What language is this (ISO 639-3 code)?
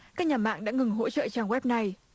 vie